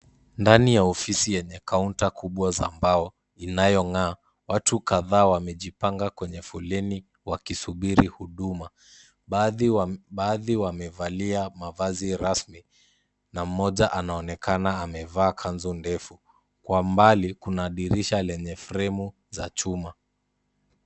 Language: Swahili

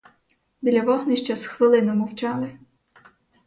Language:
Ukrainian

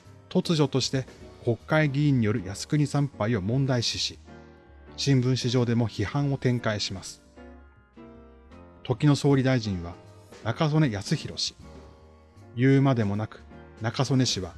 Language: Japanese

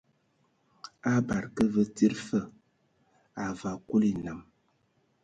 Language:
Ewondo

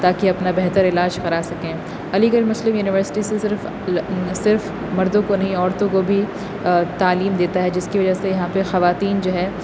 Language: Urdu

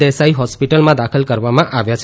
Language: Gujarati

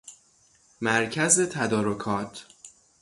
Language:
Persian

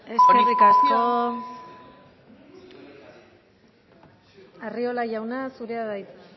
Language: Basque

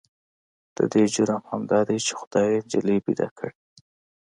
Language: Pashto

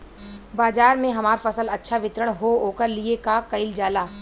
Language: Bhojpuri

